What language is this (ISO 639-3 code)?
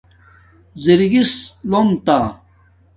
dmk